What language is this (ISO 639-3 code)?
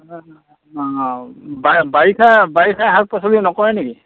asm